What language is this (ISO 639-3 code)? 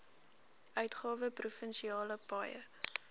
afr